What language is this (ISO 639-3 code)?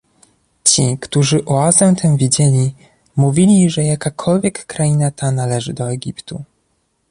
pol